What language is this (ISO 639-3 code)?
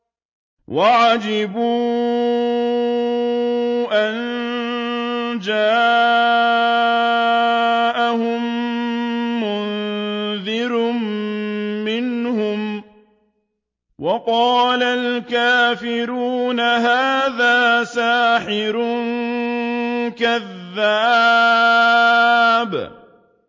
ara